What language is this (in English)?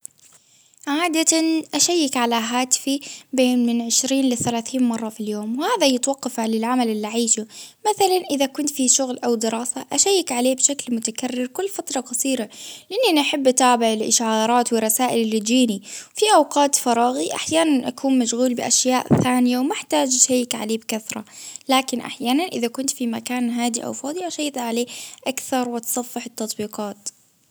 Baharna Arabic